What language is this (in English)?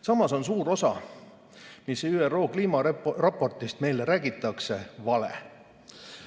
Estonian